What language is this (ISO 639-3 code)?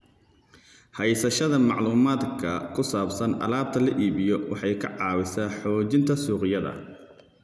som